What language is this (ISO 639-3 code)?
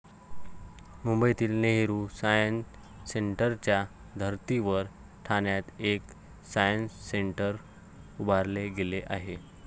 mar